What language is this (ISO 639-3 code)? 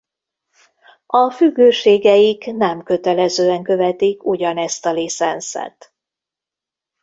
hun